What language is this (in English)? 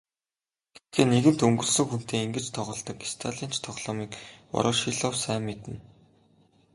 Mongolian